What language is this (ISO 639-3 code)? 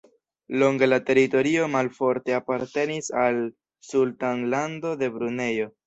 epo